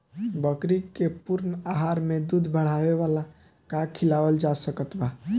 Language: Bhojpuri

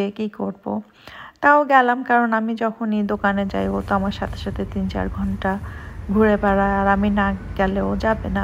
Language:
Romanian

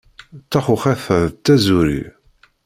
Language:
Kabyle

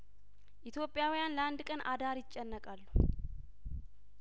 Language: Amharic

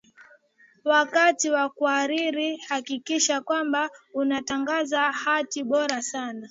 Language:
Swahili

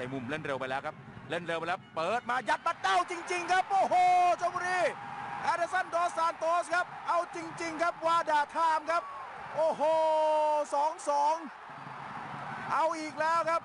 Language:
Thai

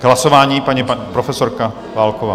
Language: Czech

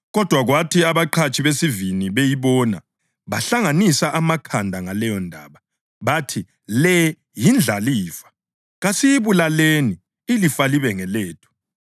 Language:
North Ndebele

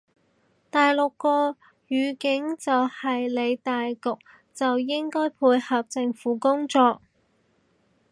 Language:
Cantonese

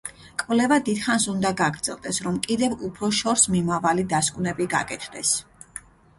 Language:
Georgian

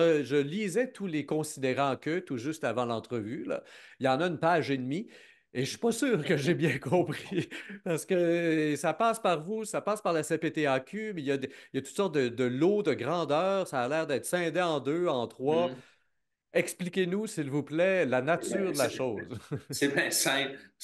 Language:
French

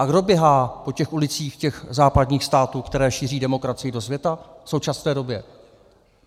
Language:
Czech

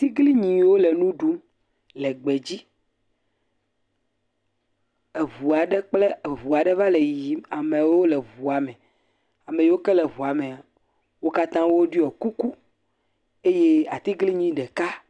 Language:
Ewe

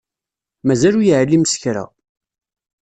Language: Kabyle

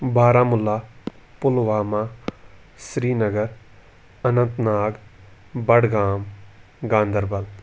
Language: Kashmiri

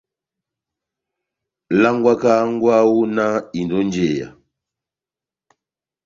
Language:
Batanga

